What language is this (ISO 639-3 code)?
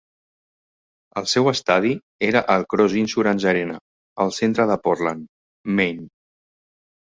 cat